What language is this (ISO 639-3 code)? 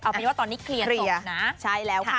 tha